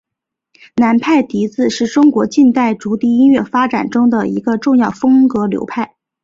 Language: Chinese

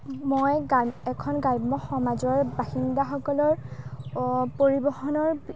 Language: Assamese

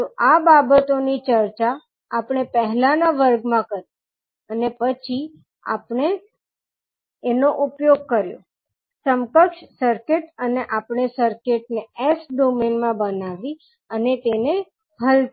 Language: Gujarati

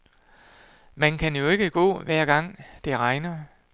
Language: Danish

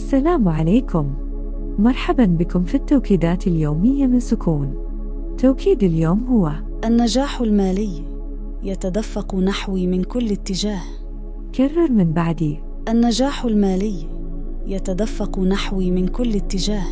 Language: Arabic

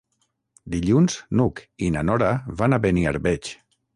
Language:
Catalan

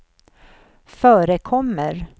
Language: Swedish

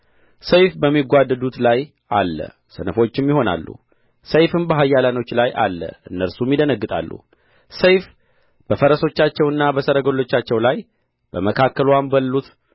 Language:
Amharic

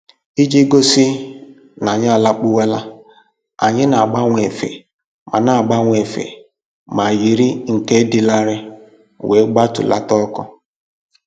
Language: Igbo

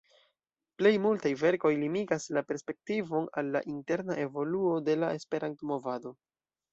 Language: Esperanto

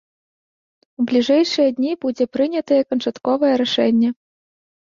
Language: Belarusian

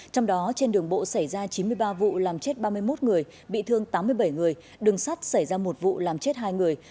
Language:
Vietnamese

